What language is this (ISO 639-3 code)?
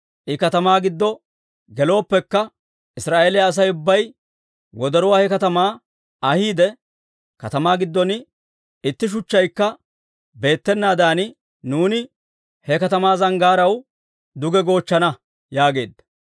dwr